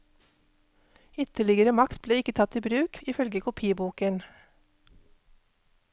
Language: Norwegian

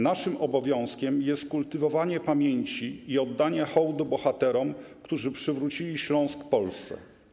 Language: Polish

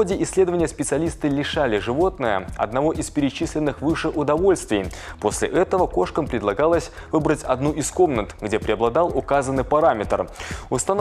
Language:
Russian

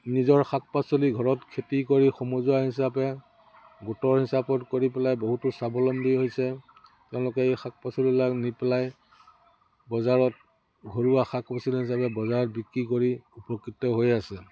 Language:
Assamese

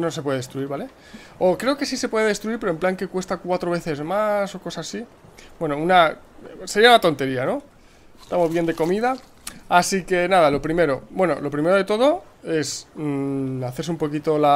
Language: Spanish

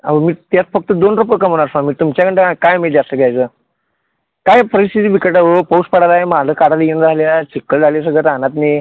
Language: Marathi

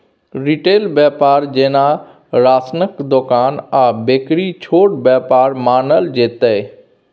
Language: Maithili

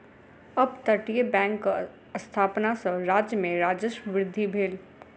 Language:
Maithili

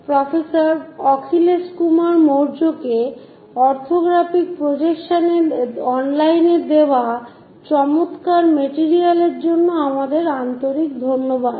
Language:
Bangla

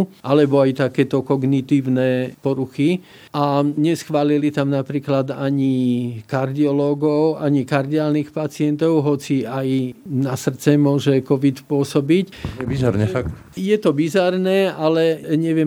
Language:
Slovak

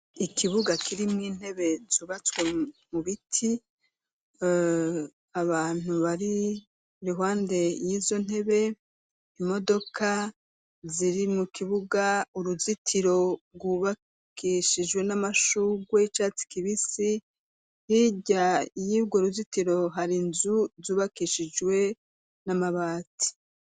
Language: Rundi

